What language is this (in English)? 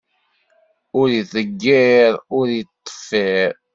Kabyle